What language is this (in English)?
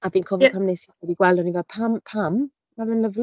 Welsh